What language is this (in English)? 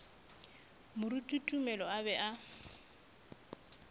Northern Sotho